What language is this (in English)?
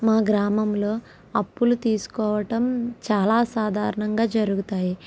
Telugu